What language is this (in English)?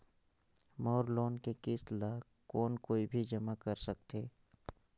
Chhattisgarhi